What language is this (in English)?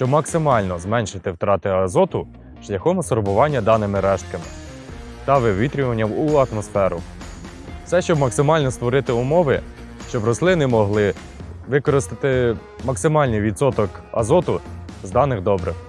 Ukrainian